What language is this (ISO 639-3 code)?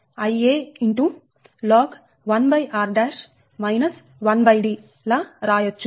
tel